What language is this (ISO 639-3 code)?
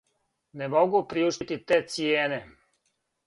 srp